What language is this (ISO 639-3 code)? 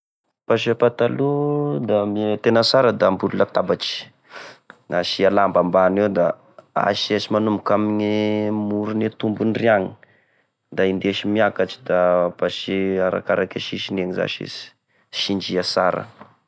tkg